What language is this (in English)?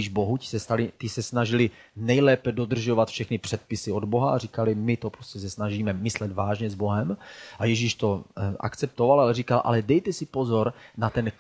Czech